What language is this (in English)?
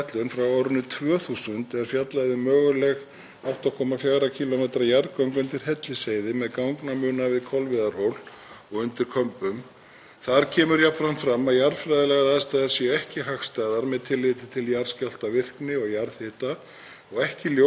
Icelandic